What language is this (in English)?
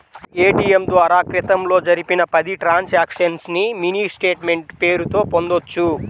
Telugu